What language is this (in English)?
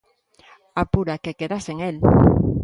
Galician